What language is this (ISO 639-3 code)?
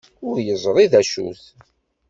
kab